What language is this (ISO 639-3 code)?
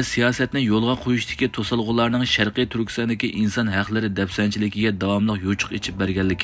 tur